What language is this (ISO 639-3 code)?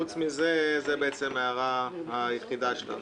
heb